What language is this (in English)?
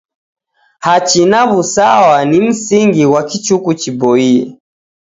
Taita